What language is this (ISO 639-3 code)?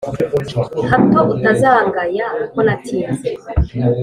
kin